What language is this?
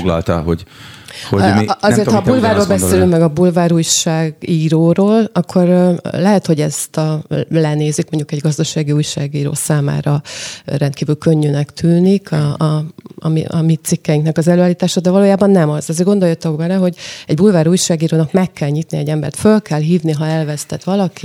Hungarian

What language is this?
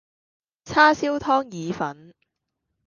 Cantonese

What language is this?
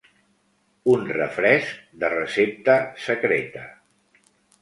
Catalan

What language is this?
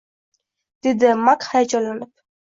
Uzbek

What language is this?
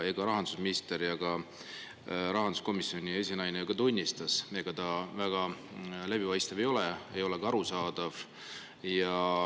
Estonian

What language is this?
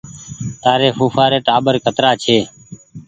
Goaria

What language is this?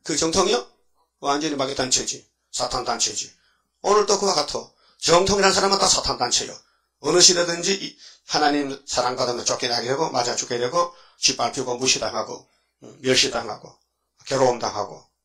Korean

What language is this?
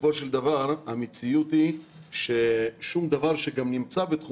Hebrew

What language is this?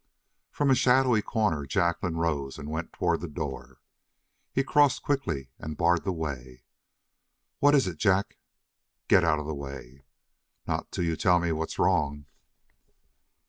English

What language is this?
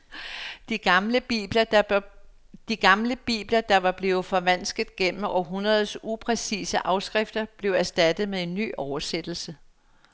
Danish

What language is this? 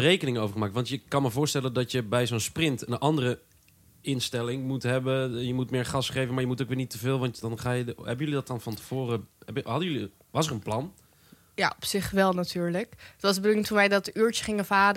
Dutch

